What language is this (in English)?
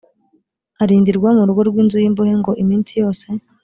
Kinyarwanda